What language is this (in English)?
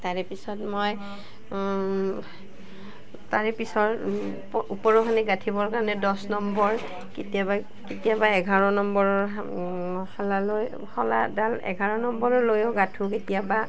Assamese